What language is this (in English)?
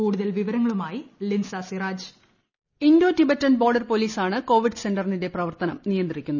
Malayalam